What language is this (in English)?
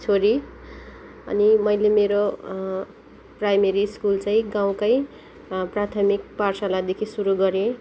Nepali